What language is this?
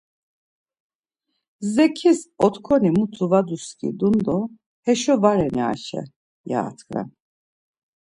Laz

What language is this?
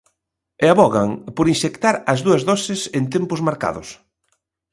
Galician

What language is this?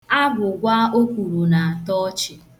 Igbo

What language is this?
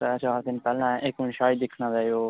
Dogri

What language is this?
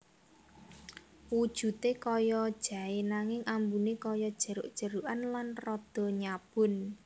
Javanese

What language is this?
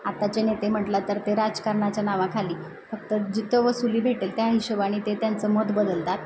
Marathi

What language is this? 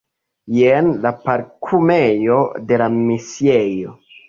Esperanto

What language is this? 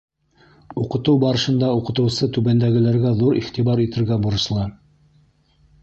Bashkir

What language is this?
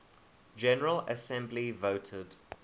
English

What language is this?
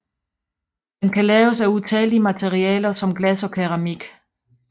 Danish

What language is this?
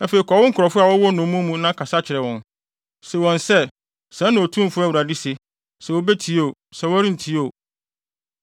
Akan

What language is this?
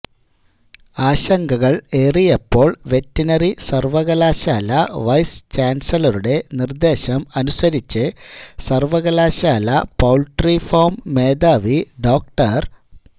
Malayalam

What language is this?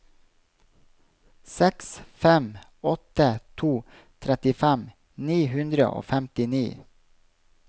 Norwegian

